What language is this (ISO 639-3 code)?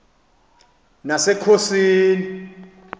xho